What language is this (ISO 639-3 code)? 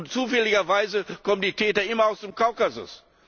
deu